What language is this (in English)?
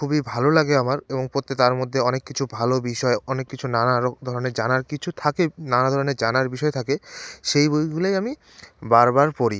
Bangla